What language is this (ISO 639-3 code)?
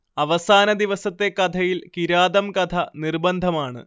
mal